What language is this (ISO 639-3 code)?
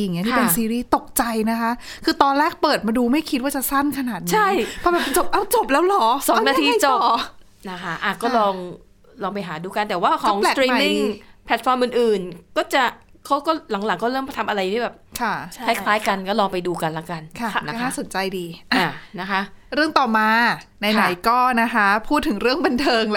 tha